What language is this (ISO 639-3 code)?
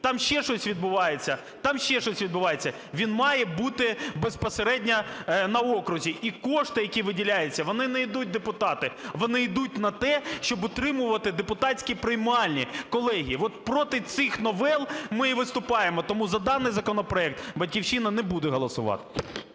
ukr